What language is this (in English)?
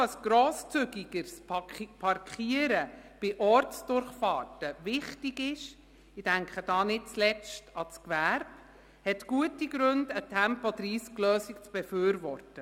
Swiss German